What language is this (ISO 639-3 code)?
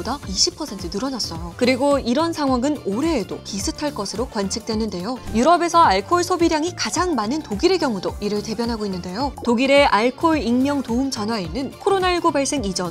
kor